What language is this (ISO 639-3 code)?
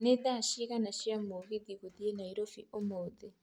kik